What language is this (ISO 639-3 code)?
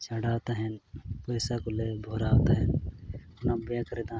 sat